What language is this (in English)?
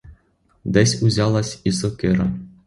Ukrainian